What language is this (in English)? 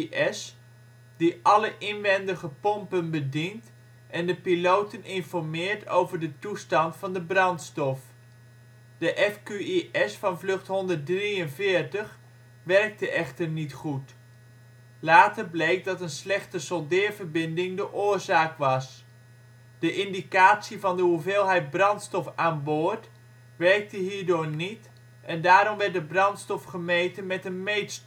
Dutch